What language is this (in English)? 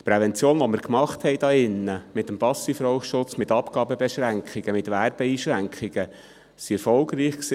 Swiss German